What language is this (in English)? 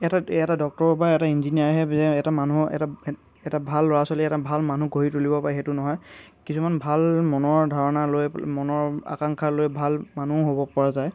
Assamese